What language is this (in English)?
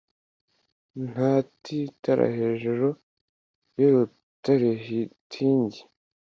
Kinyarwanda